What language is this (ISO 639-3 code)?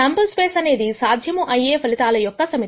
tel